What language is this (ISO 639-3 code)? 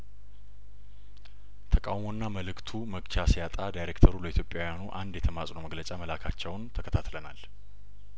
amh